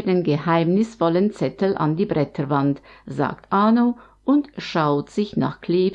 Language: German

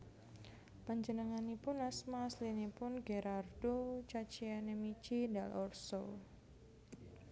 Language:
Javanese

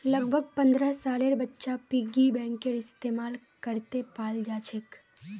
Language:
Magahi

